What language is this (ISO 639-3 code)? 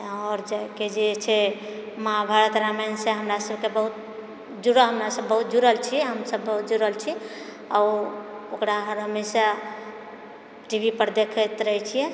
mai